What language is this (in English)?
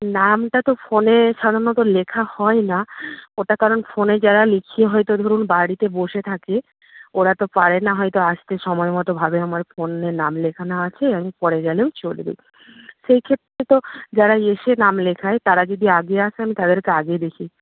Bangla